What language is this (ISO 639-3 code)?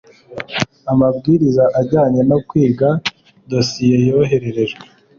kin